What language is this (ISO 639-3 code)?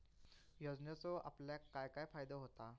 mar